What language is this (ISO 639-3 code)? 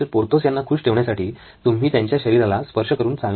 mar